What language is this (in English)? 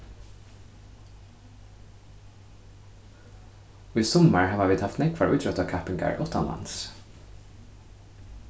Faroese